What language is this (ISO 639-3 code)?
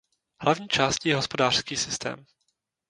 ces